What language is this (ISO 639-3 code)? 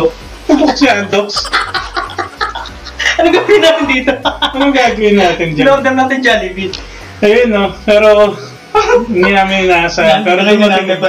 fil